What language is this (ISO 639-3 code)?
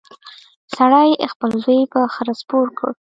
pus